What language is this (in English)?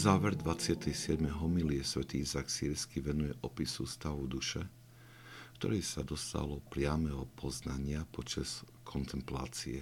Slovak